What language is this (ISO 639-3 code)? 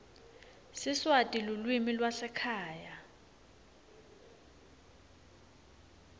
ssw